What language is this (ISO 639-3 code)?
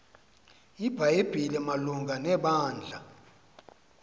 xho